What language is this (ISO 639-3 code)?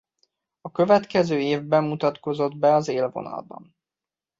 hun